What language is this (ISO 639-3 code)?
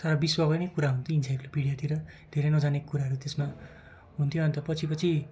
nep